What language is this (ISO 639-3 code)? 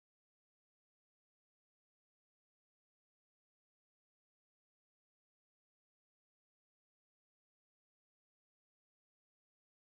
jpn